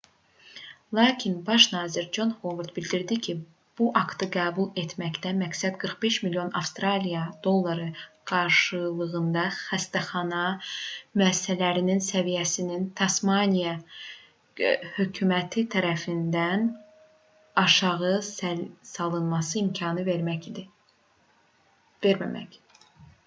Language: Azerbaijani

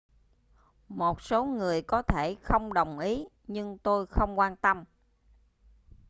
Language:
Vietnamese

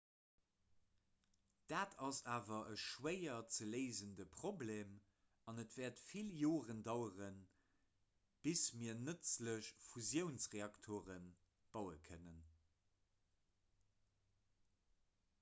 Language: Luxembourgish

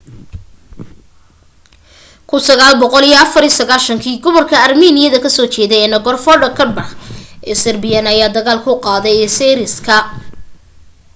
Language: Somali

